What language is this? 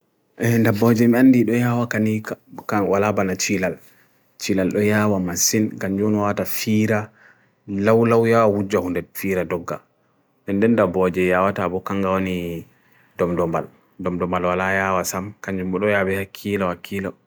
Bagirmi Fulfulde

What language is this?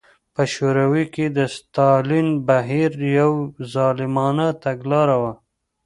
Pashto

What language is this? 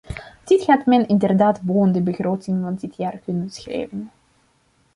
Dutch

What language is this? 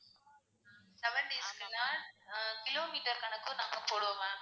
Tamil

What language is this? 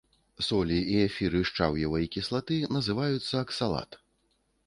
Belarusian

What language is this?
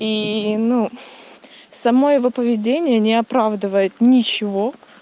Russian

